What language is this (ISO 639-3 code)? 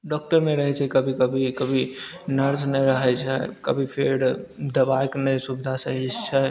mai